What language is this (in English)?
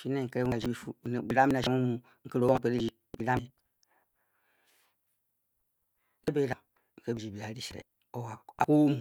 Bokyi